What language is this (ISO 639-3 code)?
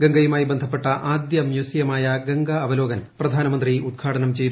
mal